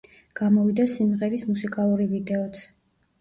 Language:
Georgian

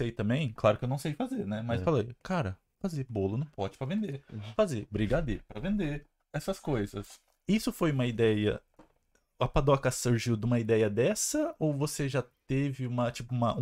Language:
Portuguese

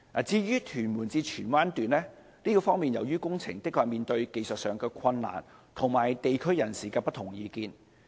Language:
Cantonese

